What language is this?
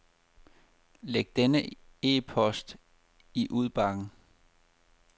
Danish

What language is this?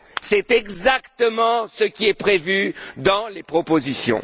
French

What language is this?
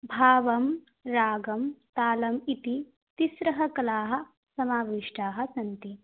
Sanskrit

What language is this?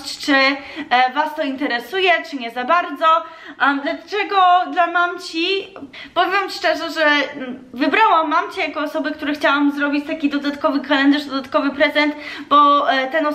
Polish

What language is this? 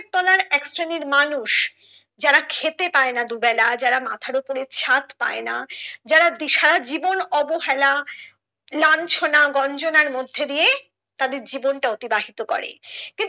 Bangla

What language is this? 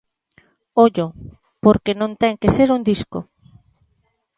Galician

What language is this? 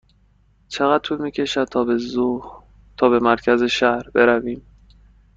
Persian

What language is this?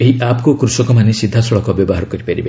Odia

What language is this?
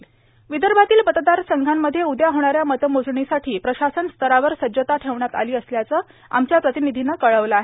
Marathi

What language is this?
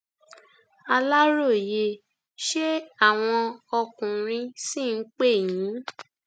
Yoruba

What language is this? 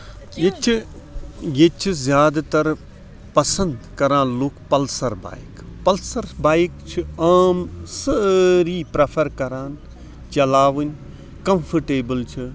Kashmiri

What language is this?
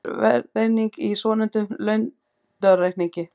Icelandic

